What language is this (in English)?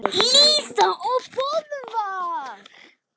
Icelandic